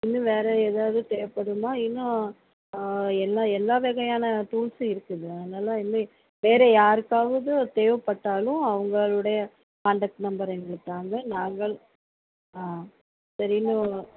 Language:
Tamil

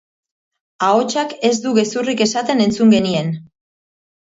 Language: Basque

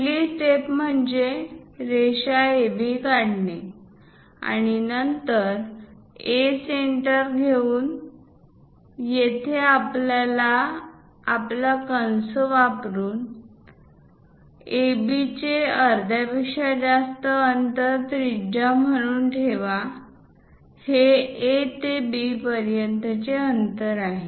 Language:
Marathi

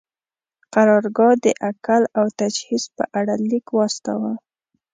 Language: Pashto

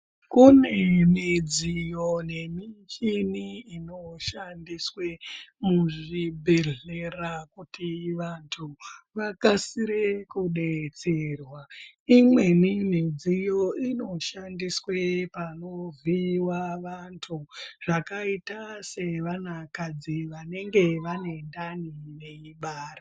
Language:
Ndau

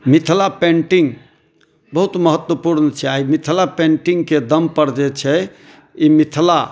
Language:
Maithili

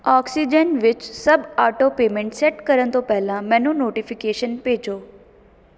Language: Punjabi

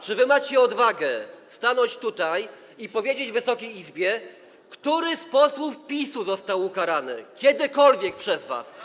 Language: Polish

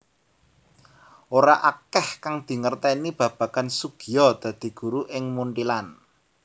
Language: Javanese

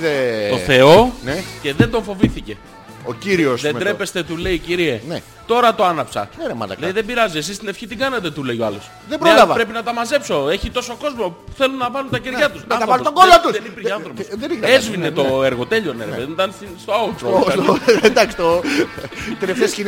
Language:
Greek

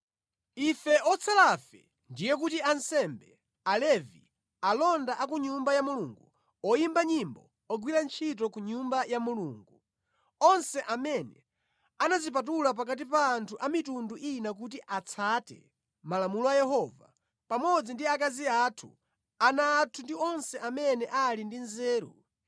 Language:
Nyanja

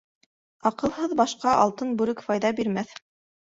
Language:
Bashkir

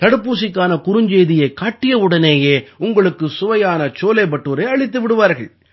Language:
Tamil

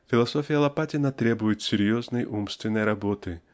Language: Russian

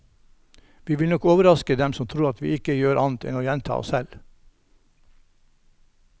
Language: Norwegian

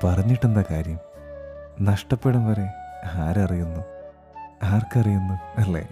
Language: Malayalam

